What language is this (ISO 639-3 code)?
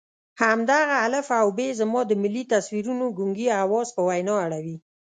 pus